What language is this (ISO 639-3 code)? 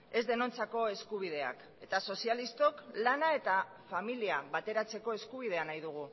eus